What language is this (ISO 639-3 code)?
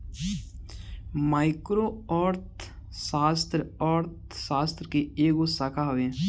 bho